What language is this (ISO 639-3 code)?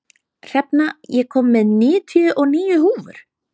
isl